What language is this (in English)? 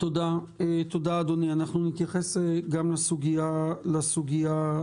Hebrew